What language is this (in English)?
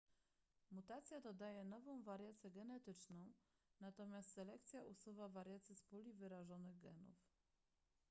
Polish